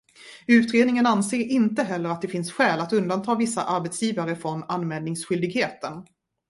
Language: Swedish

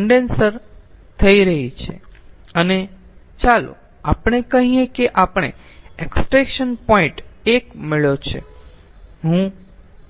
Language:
Gujarati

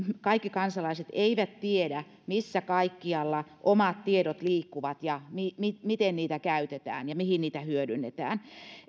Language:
Finnish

